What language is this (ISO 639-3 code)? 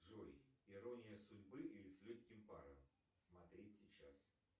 rus